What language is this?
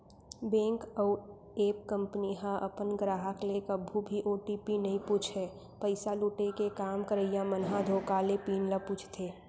Chhattisgarhi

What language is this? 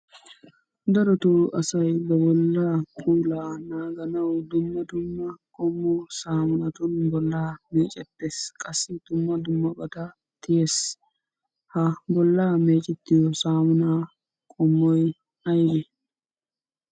Wolaytta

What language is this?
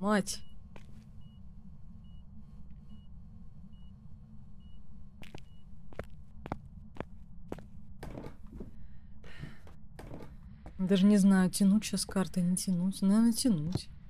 Russian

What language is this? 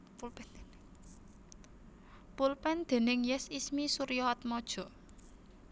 Javanese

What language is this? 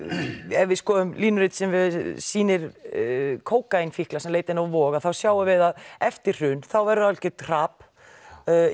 Icelandic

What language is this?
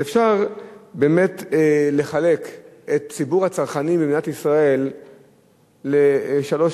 Hebrew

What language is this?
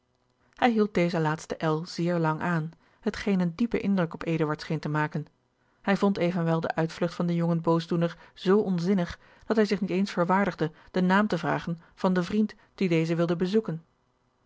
Dutch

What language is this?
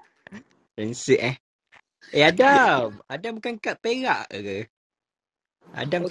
Malay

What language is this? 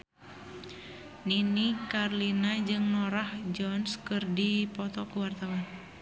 Sundanese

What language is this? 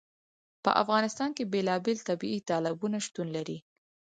Pashto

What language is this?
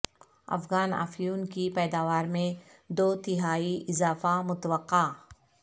Urdu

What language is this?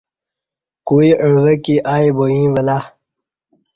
Kati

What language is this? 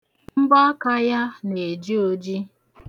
Igbo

